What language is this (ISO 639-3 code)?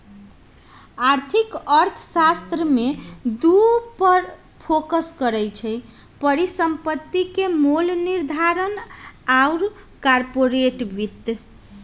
mag